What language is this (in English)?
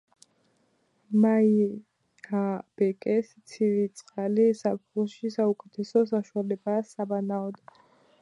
Georgian